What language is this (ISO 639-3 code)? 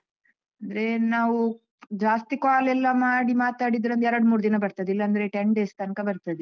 kan